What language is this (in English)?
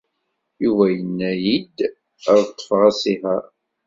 Kabyle